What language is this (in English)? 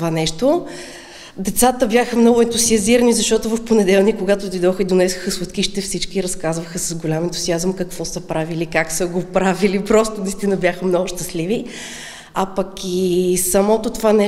Bulgarian